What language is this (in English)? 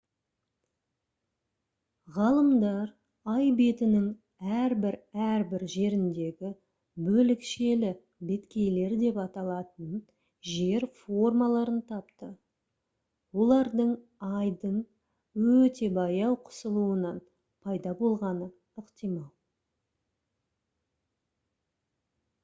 Kazakh